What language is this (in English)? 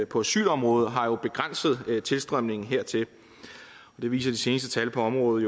Danish